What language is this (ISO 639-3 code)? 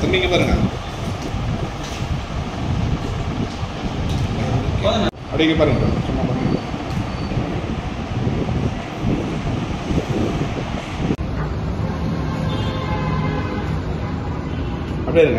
tam